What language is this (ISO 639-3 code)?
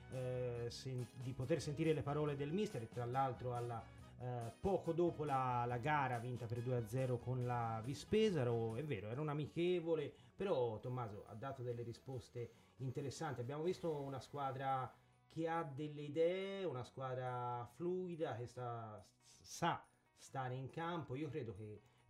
ita